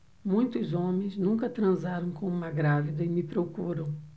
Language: Portuguese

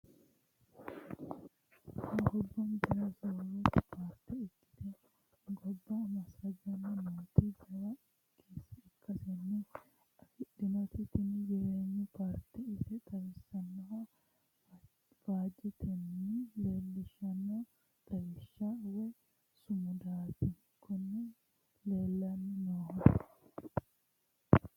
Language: Sidamo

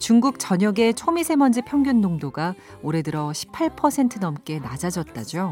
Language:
Korean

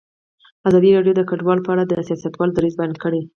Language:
Pashto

